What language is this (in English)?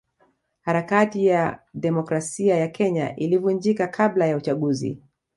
Swahili